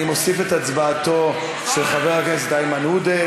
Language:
Hebrew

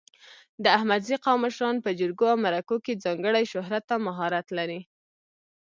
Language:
Pashto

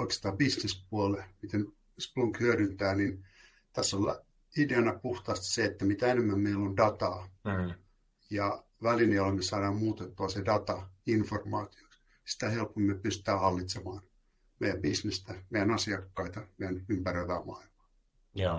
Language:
Finnish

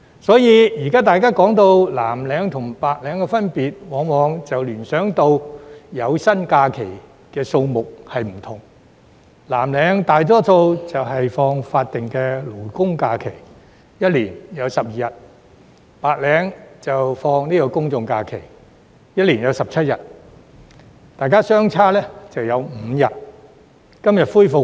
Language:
Cantonese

